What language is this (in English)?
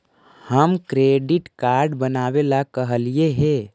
Magahi